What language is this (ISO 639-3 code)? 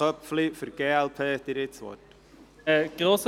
gsw